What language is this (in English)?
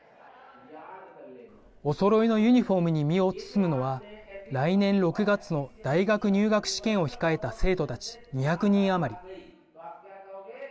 Japanese